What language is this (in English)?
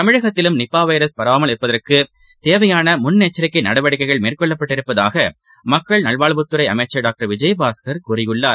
Tamil